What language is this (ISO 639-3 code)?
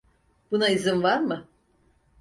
tur